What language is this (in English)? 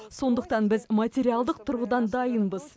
Kazakh